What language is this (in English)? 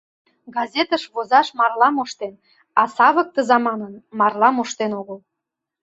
Mari